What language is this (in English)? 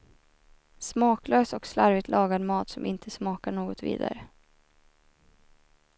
Swedish